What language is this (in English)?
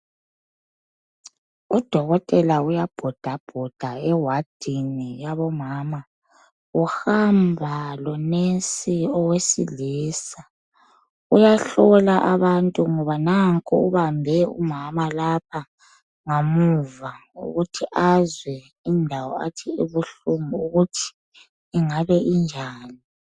North Ndebele